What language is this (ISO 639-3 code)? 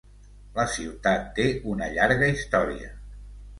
cat